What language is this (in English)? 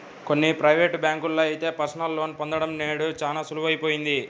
Telugu